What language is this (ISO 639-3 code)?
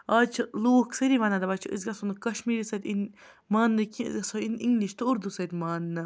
kas